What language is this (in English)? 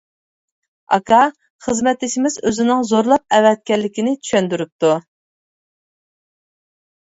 Uyghur